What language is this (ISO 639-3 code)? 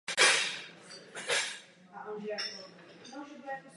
ces